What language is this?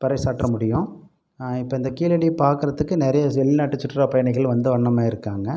Tamil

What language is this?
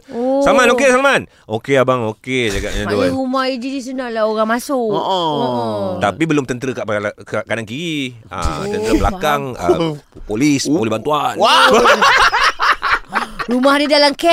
Malay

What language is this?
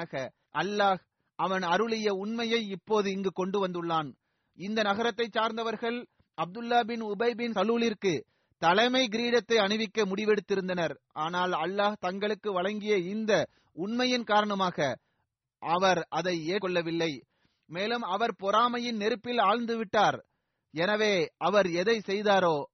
Tamil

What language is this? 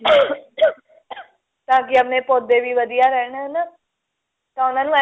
Punjabi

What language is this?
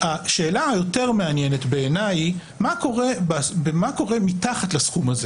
Hebrew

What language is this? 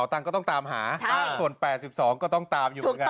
Thai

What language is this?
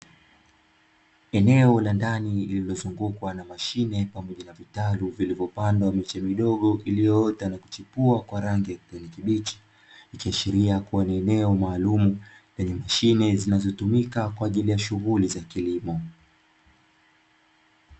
Swahili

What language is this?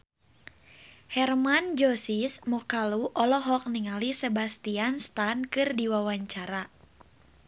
Sundanese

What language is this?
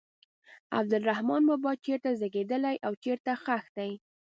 Pashto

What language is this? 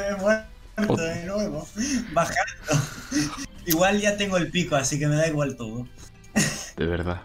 Spanish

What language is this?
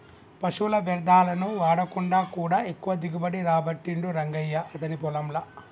Telugu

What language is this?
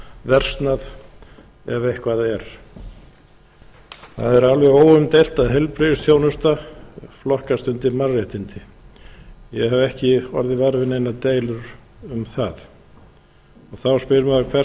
Icelandic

